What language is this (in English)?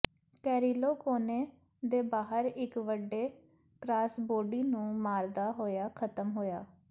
Punjabi